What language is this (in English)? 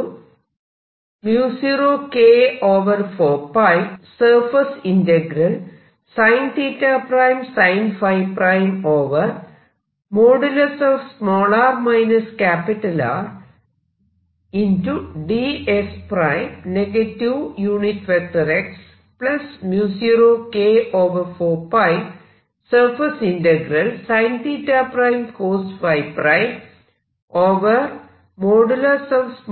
Malayalam